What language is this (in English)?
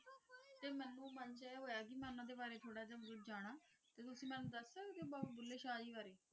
Punjabi